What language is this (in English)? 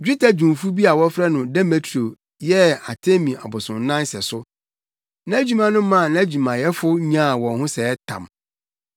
Akan